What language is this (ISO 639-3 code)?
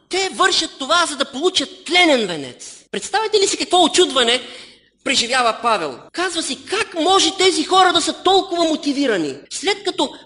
bul